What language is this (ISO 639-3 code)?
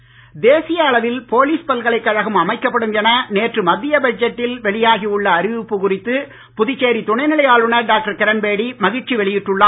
tam